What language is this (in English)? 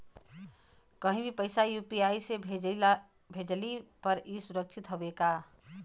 Bhojpuri